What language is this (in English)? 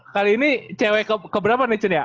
Indonesian